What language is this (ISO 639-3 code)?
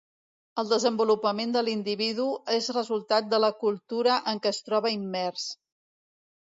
cat